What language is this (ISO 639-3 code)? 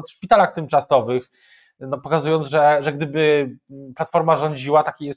pol